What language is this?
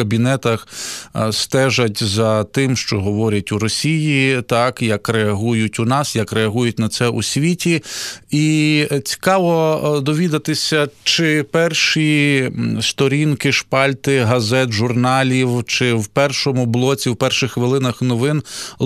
Ukrainian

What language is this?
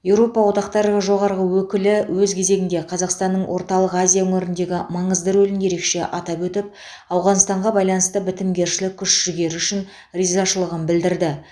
Kazakh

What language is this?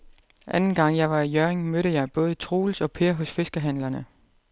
Danish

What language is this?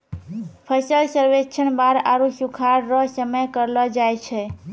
Maithili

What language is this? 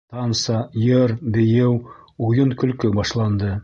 Bashkir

